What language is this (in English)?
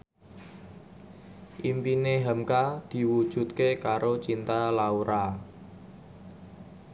Javanese